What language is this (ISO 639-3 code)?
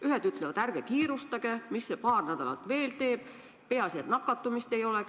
est